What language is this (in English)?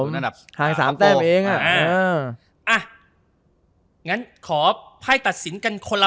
Thai